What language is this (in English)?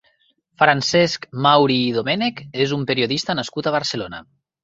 Catalan